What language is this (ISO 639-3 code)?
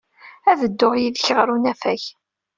kab